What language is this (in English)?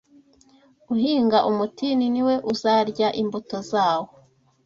Kinyarwanda